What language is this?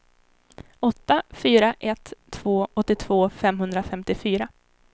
Swedish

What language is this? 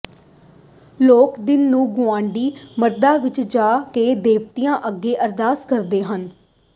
Punjabi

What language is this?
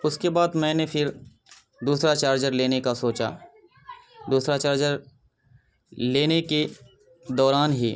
Urdu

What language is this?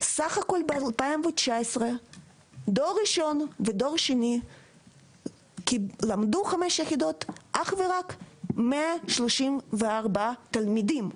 Hebrew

